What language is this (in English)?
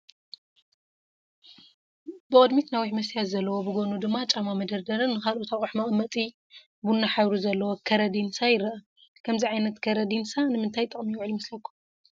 Tigrinya